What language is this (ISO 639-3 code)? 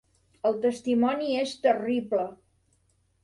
cat